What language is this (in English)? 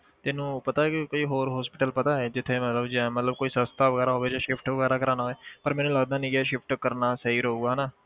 Punjabi